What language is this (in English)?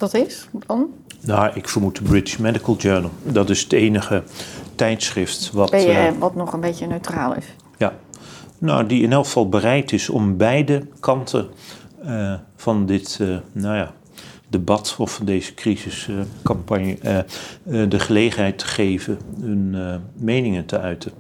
Dutch